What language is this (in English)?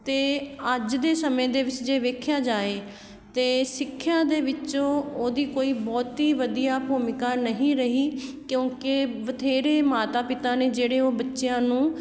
Punjabi